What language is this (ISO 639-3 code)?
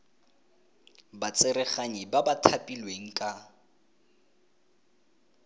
tsn